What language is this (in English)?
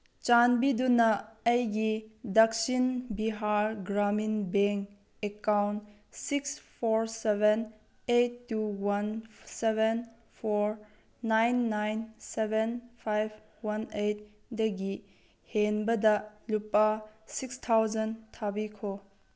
Manipuri